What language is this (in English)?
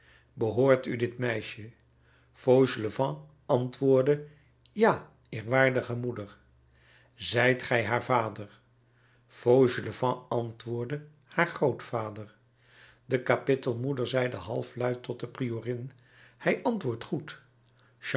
Dutch